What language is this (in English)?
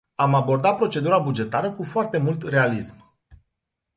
Romanian